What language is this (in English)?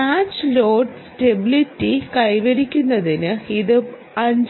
Malayalam